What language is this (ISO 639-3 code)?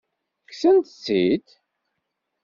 kab